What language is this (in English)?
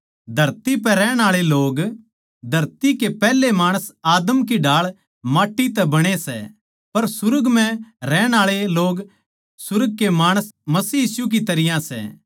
Haryanvi